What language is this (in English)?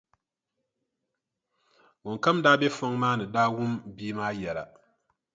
Dagbani